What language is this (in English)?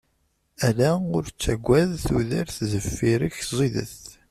Kabyle